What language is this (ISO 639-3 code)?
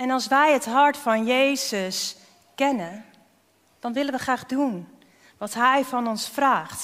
nld